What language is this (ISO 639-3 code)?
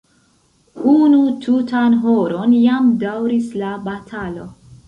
epo